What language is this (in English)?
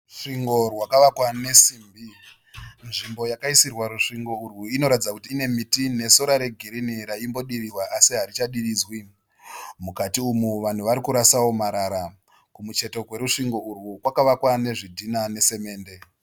Shona